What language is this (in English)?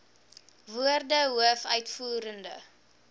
Afrikaans